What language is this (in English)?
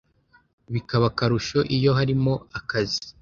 Kinyarwanda